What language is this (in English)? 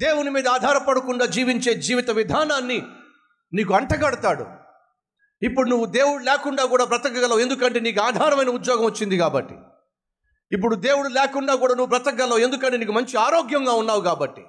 Telugu